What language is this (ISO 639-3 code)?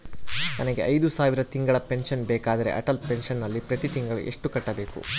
kan